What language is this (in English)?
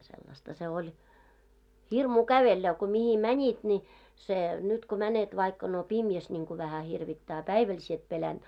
Finnish